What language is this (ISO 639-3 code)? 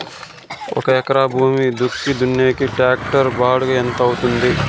tel